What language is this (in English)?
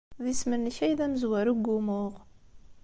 Kabyle